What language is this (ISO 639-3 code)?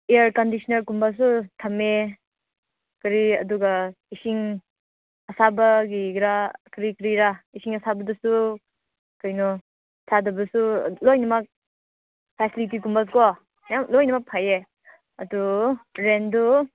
mni